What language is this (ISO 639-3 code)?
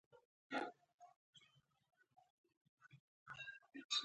pus